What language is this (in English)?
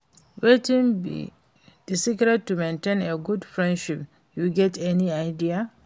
Nigerian Pidgin